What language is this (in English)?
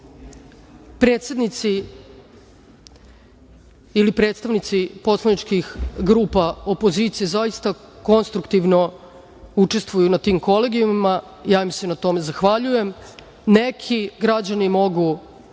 Serbian